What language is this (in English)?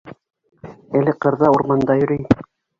Bashkir